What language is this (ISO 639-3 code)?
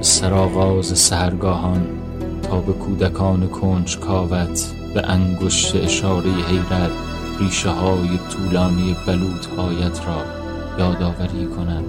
fas